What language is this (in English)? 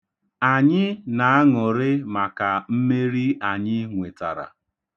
Igbo